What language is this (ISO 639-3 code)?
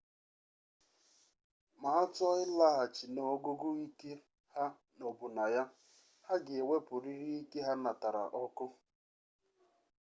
ibo